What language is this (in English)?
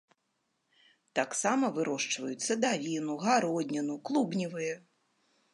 Belarusian